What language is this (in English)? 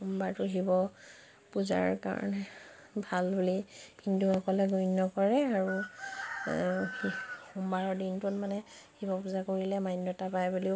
Assamese